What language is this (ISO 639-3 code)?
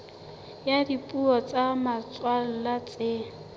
sot